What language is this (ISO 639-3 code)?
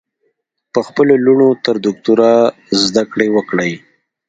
pus